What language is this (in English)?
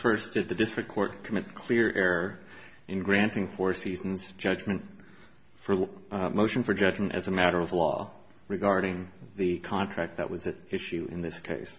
English